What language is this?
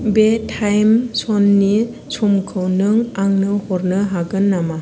Bodo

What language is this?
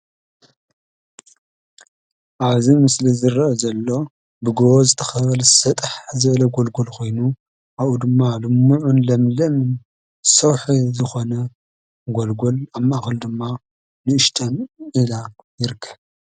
Tigrinya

